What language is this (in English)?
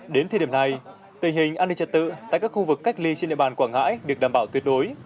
Vietnamese